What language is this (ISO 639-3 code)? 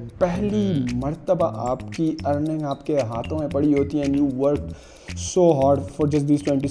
urd